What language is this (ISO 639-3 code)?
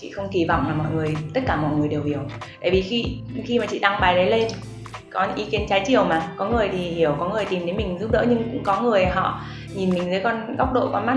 vie